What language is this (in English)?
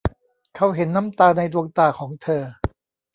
Thai